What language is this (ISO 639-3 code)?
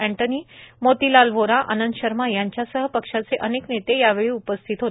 mar